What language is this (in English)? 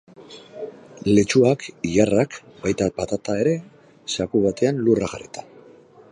Basque